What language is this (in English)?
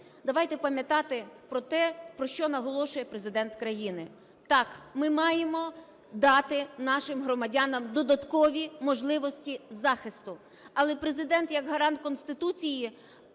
Ukrainian